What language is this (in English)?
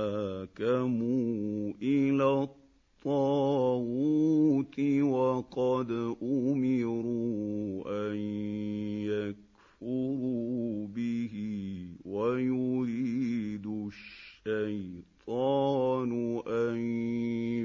Arabic